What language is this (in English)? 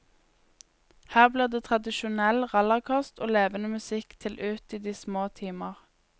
Norwegian